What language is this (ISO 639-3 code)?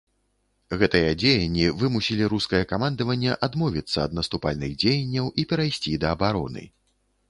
bel